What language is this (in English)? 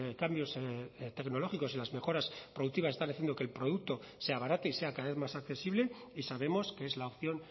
Spanish